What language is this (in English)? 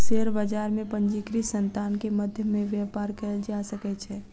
Maithili